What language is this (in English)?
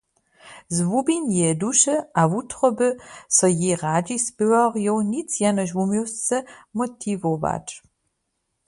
Upper Sorbian